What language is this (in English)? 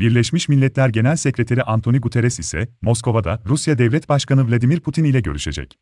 Turkish